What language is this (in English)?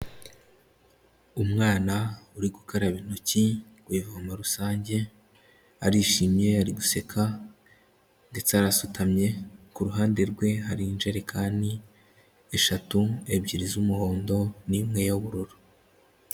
Kinyarwanda